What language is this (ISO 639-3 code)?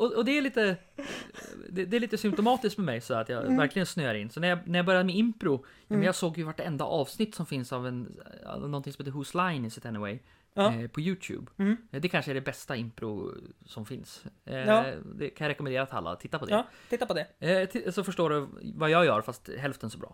swe